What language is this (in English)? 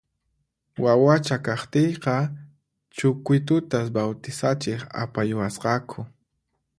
Puno Quechua